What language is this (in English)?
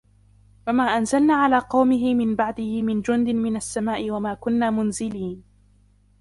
Arabic